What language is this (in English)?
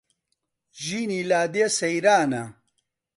Central Kurdish